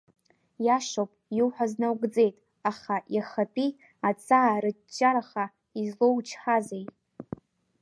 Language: Abkhazian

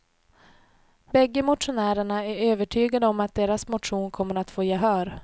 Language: Swedish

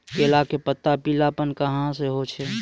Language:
Maithili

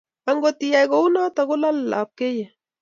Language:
Kalenjin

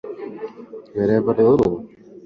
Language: Swahili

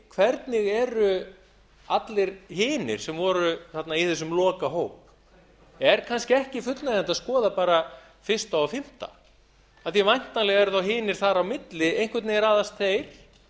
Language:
Icelandic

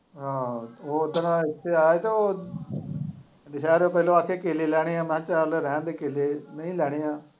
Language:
Punjabi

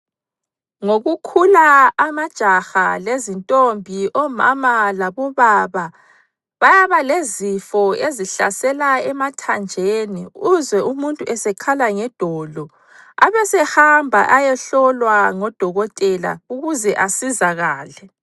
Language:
North Ndebele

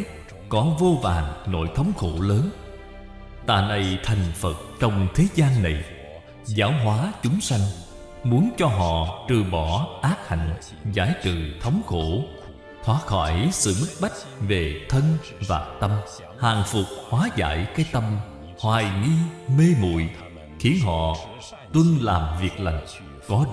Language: Vietnamese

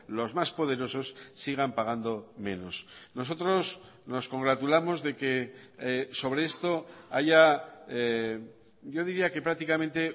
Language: Spanish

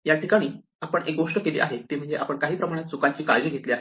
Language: Marathi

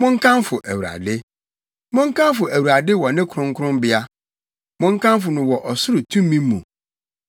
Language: Akan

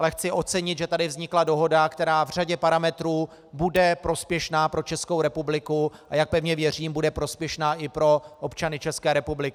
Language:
Czech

